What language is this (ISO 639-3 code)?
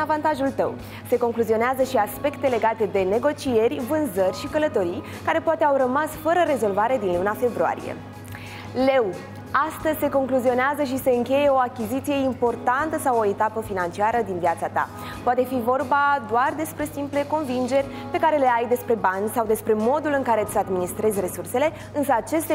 ron